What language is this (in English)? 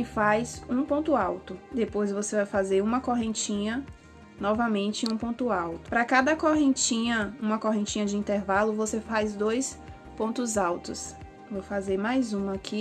Portuguese